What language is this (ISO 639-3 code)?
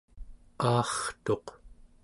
esu